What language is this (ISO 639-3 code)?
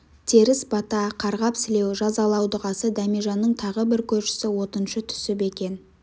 kaz